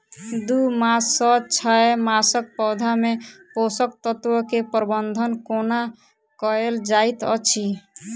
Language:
Maithili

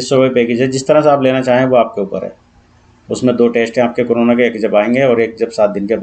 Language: Hindi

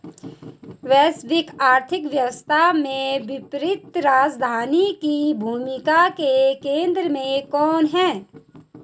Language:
Hindi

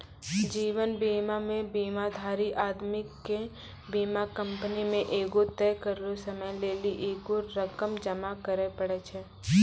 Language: Maithili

